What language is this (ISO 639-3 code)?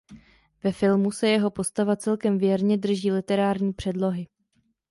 ces